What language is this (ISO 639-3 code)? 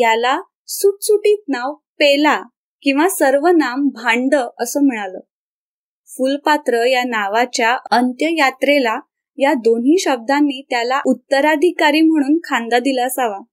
mar